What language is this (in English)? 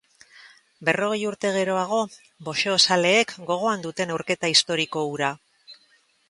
Basque